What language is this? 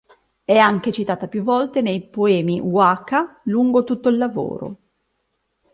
Italian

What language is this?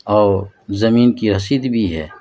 Urdu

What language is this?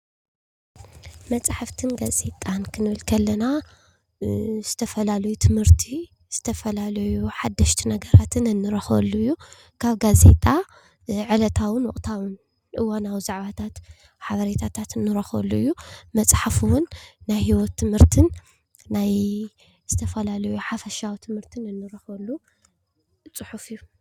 Tigrinya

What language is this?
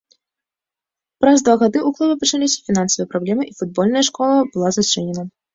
Belarusian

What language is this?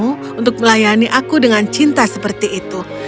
Indonesian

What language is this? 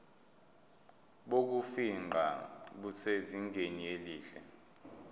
Zulu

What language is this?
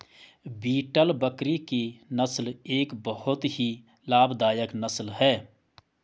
Hindi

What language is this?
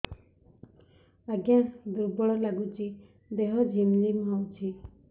Odia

